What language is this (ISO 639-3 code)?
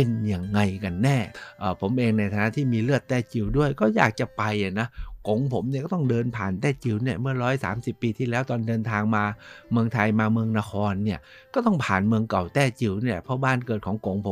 tha